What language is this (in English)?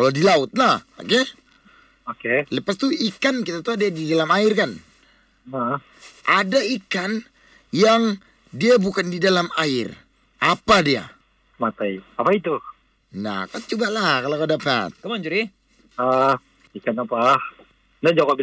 Malay